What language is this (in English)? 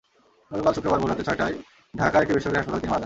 Bangla